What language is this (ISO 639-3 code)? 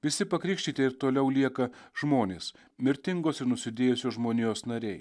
lit